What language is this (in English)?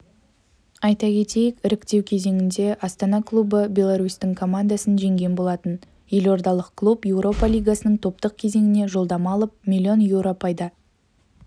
Kazakh